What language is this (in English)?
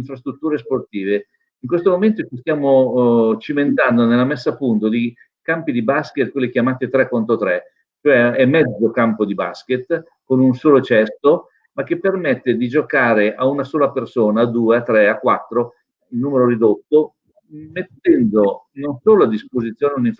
Italian